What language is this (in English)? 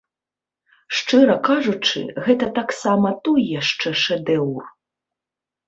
Belarusian